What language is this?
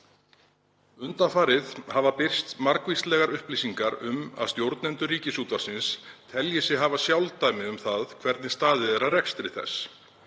Icelandic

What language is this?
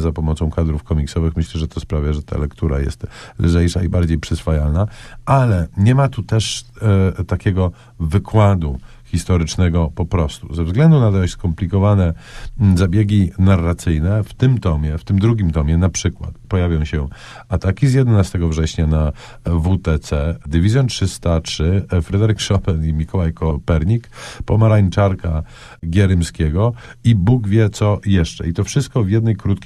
Polish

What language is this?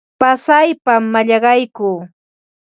Ambo-Pasco Quechua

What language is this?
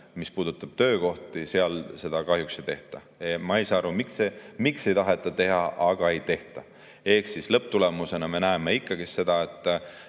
Estonian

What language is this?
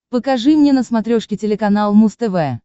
Russian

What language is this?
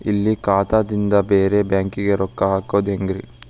Kannada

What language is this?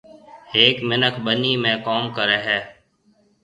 Marwari (Pakistan)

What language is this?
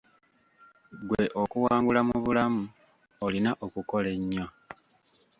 Ganda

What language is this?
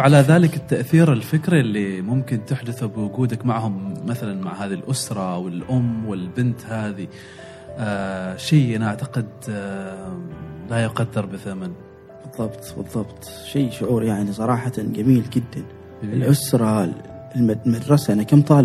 Arabic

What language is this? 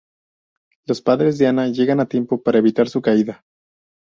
Spanish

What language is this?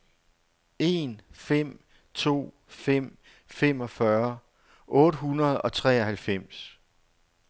Danish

